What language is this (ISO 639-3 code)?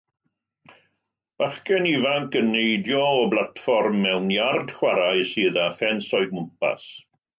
cym